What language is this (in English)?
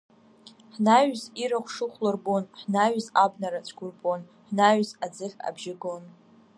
Abkhazian